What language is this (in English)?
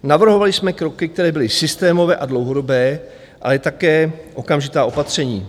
Czech